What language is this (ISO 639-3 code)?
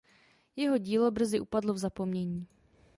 ces